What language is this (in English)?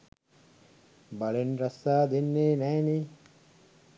Sinhala